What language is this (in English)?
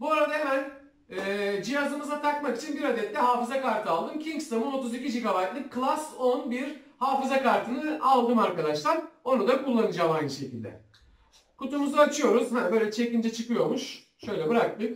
Turkish